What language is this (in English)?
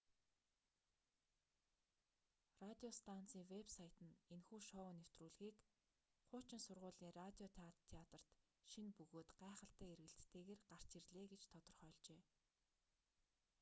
Mongolian